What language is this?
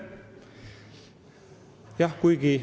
Estonian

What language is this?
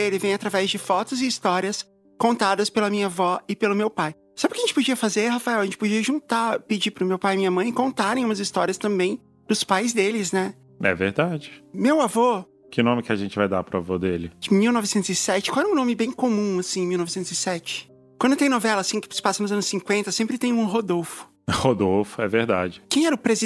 Portuguese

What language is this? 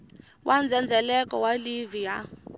Tsonga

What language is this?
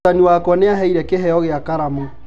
Kikuyu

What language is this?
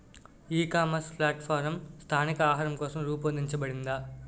Telugu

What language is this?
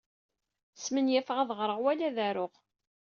Kabyle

